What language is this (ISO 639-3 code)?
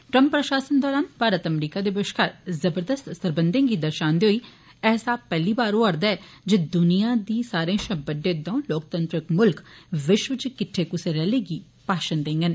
doi